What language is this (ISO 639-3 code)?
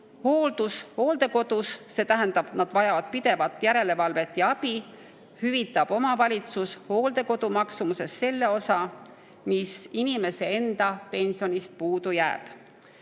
est